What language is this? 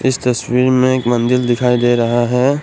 Hindi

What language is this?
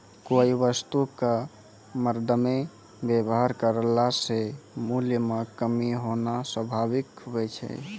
Maithili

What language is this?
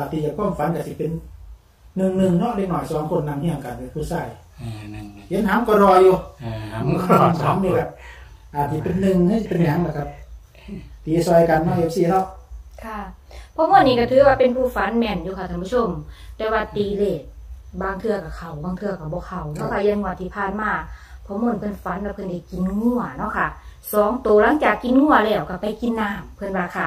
Thai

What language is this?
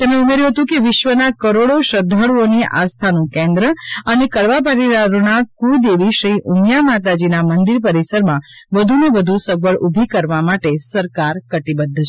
Gujarati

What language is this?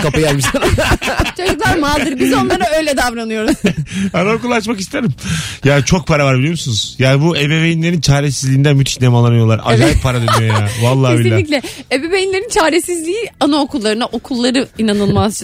Turkish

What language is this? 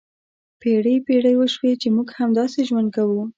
Pashto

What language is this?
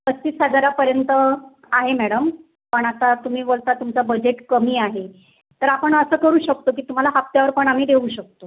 Marathi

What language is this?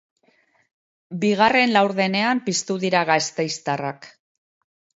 Basque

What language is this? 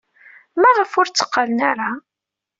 Kabyle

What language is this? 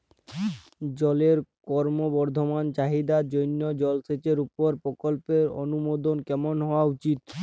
Bangla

